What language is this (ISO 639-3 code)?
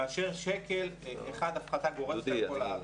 heb